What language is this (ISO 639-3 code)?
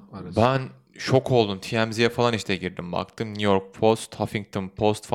tur